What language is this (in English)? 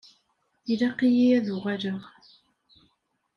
Kabyle